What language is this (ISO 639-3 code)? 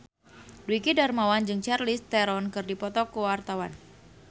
sun